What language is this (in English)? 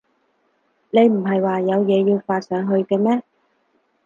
Cantonese